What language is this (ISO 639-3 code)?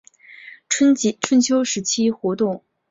zho